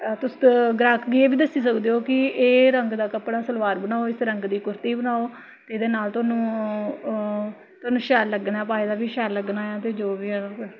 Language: Dogri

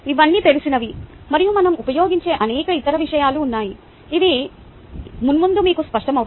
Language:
Telugu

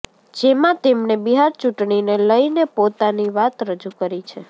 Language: Gujarati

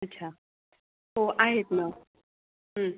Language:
Marathi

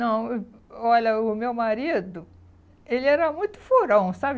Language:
Portuguese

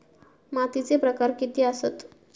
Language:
Marathi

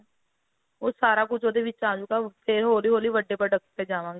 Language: Punjabi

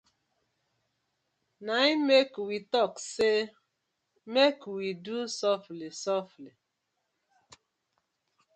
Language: Nigerian Pidgin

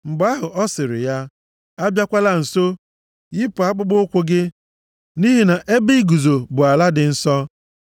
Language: Igbo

